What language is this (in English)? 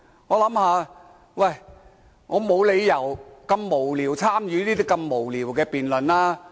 Cantonese